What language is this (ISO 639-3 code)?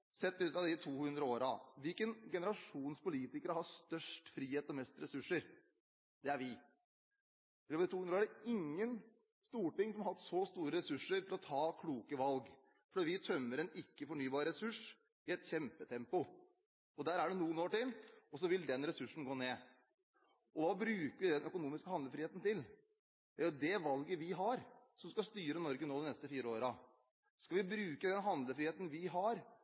nob